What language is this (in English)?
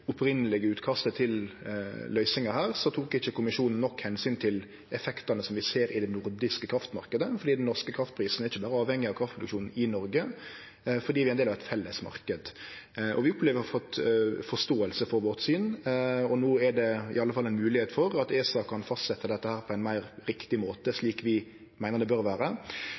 Norwegian Nynorsk